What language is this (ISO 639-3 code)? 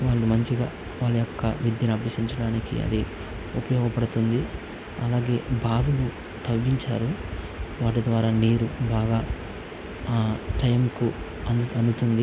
tel